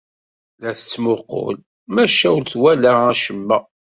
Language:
Kabyle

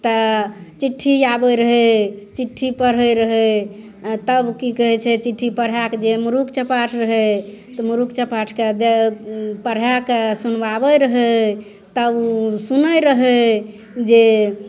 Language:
Maithili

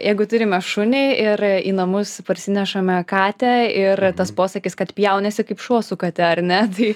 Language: Lithuanian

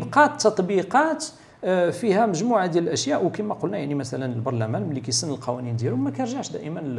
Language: Arabic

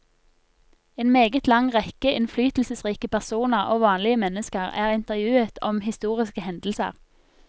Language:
Norwegian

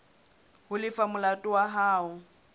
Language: Southern Sotho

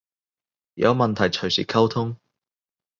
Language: Cantonese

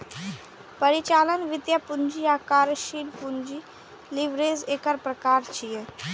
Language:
Maithili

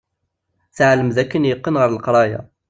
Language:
Kabyle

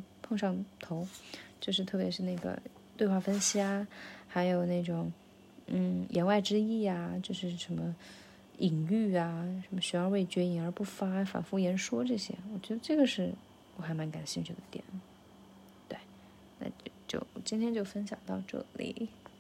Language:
Chinese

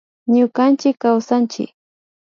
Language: Imbabura Highland Quichua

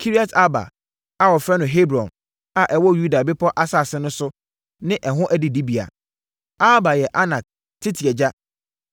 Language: Akan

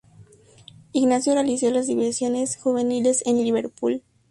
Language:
Spanish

